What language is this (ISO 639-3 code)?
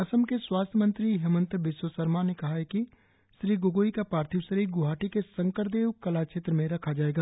hin